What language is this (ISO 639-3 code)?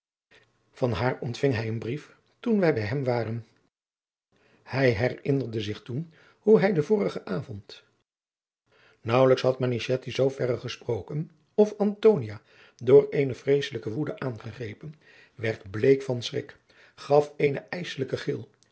nld